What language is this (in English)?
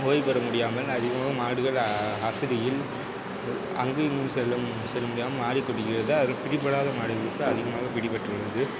Tamil